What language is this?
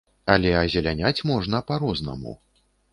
Belarusian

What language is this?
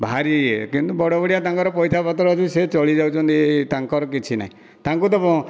Odia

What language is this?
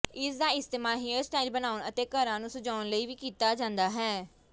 Punjabi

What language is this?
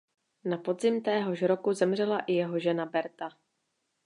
Czech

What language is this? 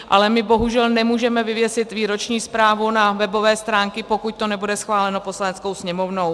Czech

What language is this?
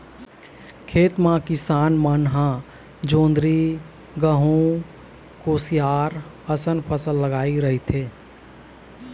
Chhattisgarhi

